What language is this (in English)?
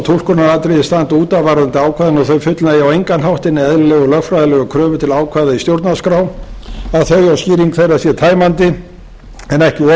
Icelandic